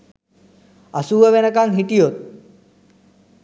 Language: Sinhala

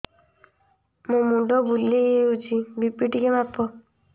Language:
Odia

